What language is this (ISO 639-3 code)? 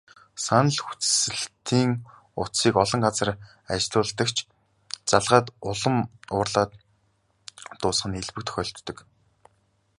mon